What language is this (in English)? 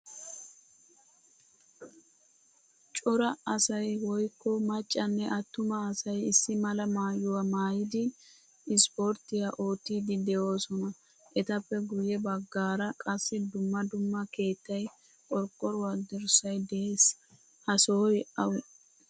Wolaytta